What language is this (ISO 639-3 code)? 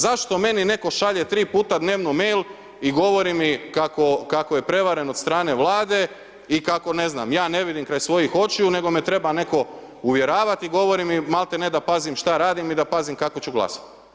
hrv